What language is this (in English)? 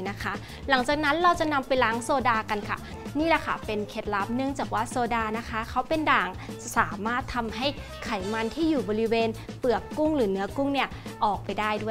Thai